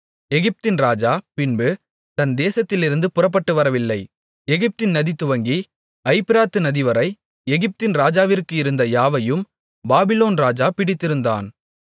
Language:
Tamil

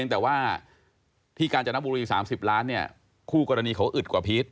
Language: Thai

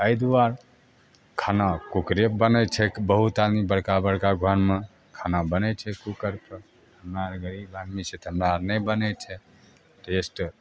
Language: Maithili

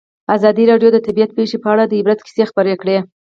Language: Pashto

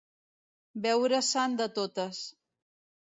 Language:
Catalan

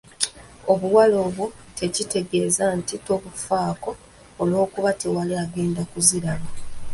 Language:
Ganda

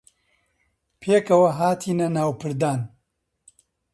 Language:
Central Kurdish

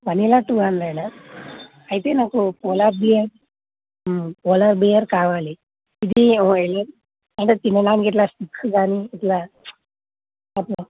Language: Telugu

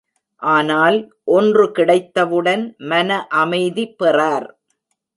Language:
Tamil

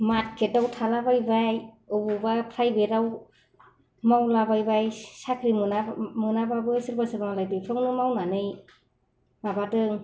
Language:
Bodo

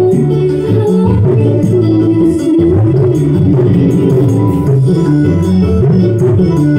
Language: Thai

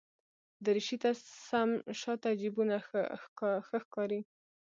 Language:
Pashto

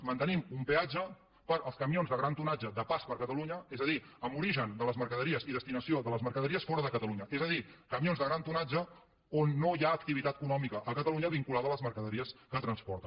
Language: Catalan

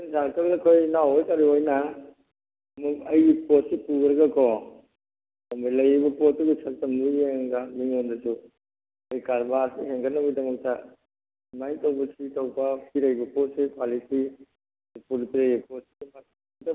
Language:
Manipuri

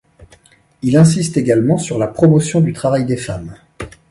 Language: French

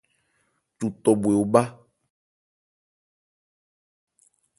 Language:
Ebrié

